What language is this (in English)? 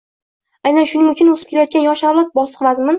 Uzbek